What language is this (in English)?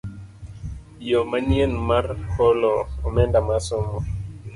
Luo (Kenya and Tanzania)